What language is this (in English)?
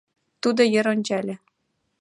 Mari